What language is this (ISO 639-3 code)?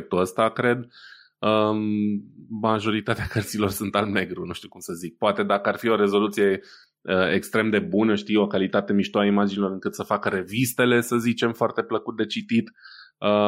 ron